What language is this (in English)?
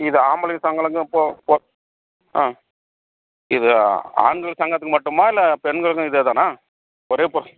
Tamil